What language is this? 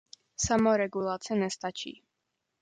Czech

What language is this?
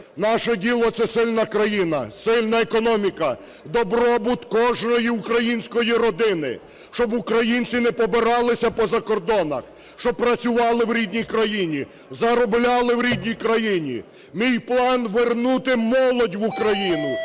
Ukrainian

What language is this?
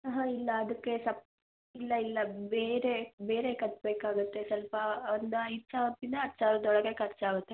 Kannada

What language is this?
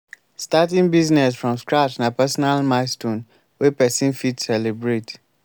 Nigerian Pidgin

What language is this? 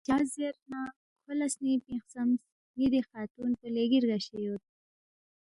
Balti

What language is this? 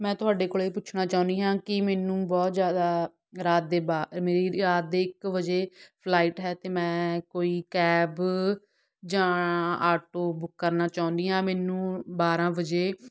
Punjabi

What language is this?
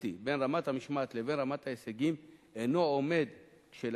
Hebrew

